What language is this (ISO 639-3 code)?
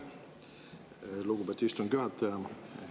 est